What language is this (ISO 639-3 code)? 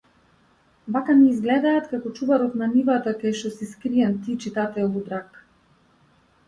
mkd